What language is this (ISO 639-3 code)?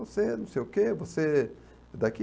por